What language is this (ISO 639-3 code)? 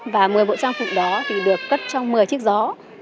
vie